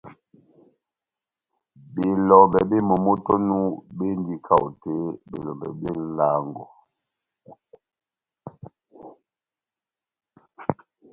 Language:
Batanga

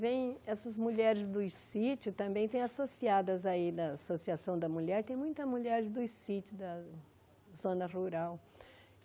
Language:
Portuguese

